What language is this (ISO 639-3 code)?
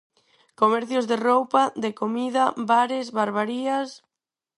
glg